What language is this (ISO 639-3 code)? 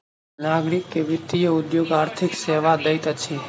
mai